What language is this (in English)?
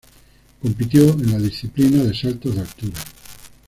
Spanish